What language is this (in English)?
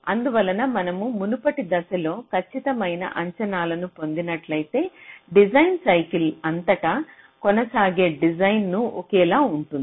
Telugu